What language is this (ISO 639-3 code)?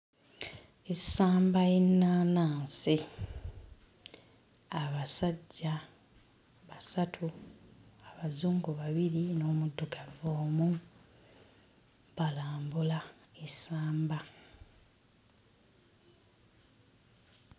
lug